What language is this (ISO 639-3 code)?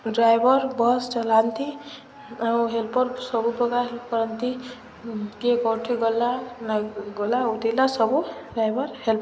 ori